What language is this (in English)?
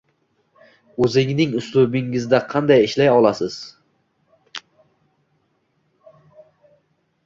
Uzbek